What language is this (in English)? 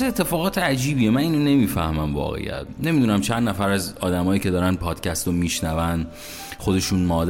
Persian